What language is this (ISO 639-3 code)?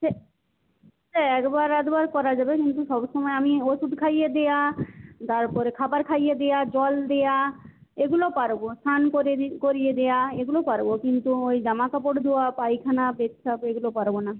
ben